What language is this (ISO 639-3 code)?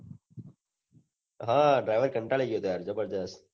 guj